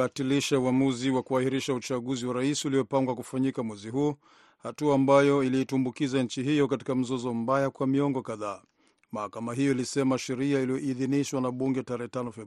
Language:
Swahili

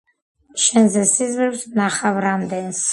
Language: Georgian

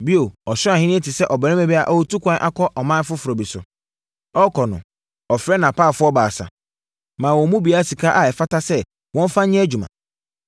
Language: Akan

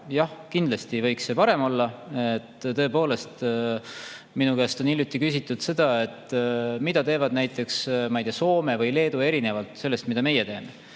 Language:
Estonian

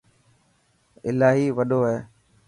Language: Dhatki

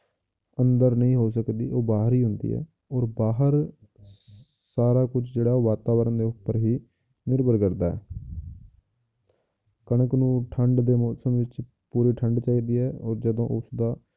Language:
Punjabi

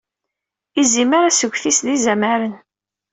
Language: Kabyle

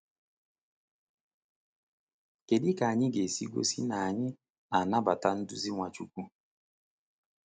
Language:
Igbo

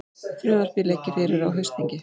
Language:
Icelandic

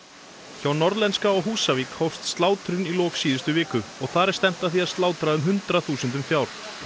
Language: Icelandic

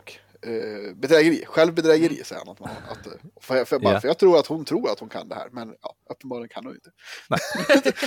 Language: Swedish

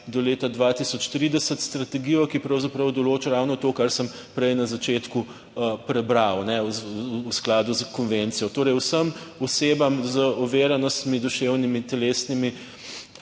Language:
Slovenian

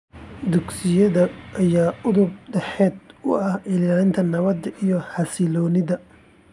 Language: Somali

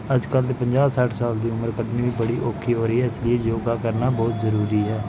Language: Punjabi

